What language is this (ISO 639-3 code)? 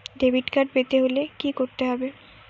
ben